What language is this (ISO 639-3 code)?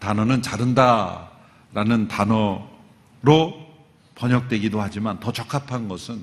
kor